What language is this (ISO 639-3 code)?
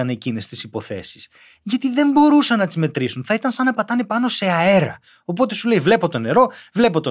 ell